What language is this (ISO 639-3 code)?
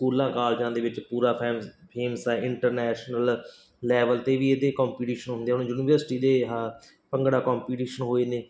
pan